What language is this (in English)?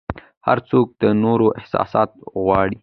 Pashto